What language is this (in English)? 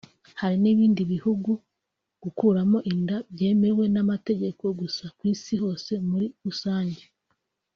Kinyarwanda